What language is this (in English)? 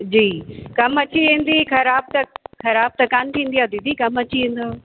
Sindhi